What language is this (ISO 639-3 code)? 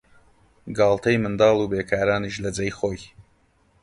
ckb